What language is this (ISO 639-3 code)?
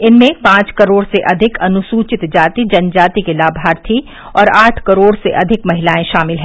hin